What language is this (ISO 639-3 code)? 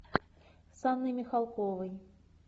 rus